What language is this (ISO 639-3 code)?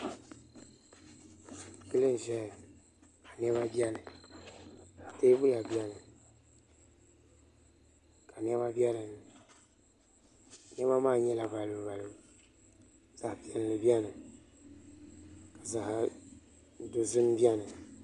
dag